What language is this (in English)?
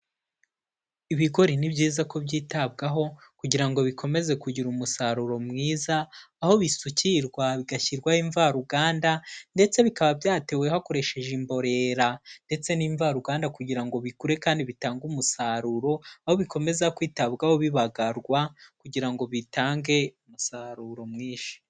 Kinyarwanda